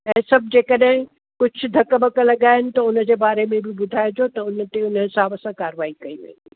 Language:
Sindhi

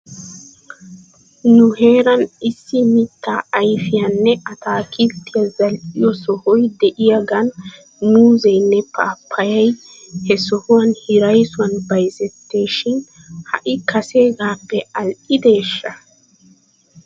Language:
Wolaytta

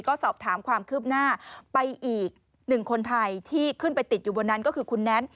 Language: Thai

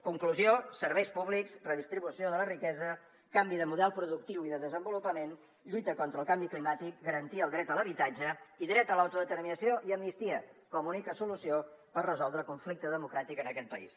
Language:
Catalan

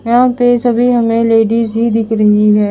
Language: Hindi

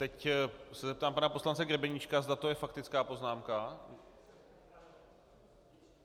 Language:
Czech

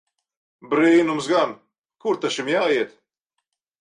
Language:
Latvian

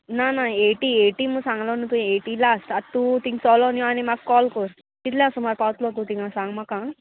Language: Konkani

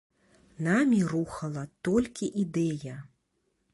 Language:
Belarusian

